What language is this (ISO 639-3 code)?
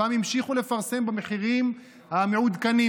heb